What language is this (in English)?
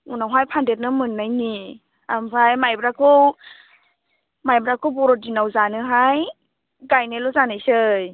Bodo